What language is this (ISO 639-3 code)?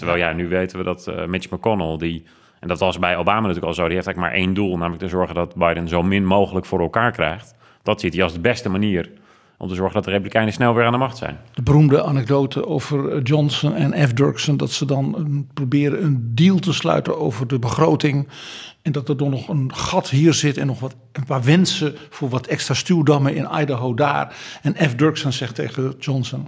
nld